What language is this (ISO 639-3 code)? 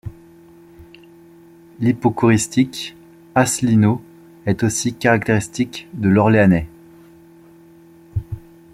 fra